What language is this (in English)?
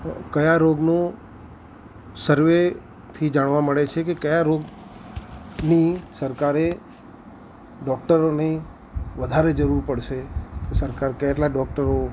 Gujarati